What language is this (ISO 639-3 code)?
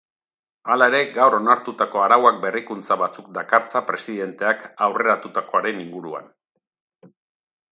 eus